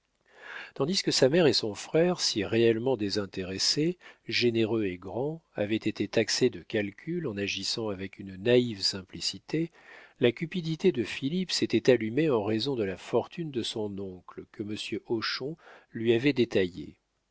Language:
French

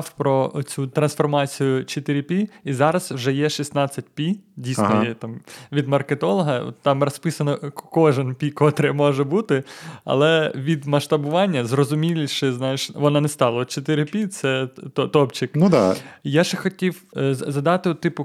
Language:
Ukrainian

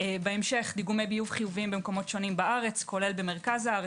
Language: Hebrew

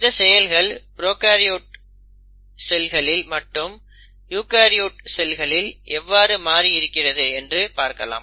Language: Tamil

